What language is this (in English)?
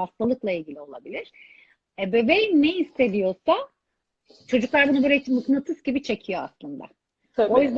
Turkish